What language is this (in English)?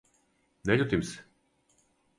Serbian